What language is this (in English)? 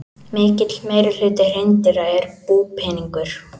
Icelandic